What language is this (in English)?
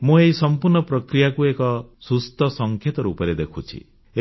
Odia